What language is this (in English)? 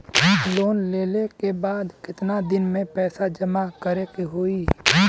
Bhojpuri